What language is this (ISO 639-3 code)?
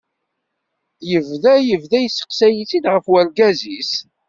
kab